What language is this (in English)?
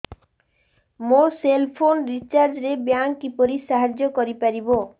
Odia